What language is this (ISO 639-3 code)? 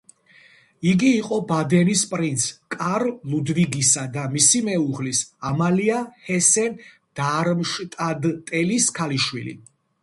kat